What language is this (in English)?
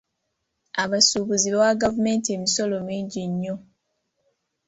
Ganda